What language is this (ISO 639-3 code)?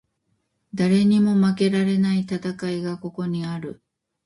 jpn